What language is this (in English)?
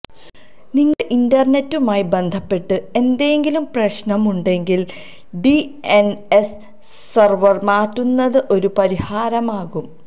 Malayalam